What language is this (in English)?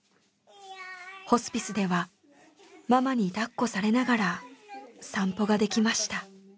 Japanese